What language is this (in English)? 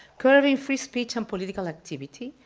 English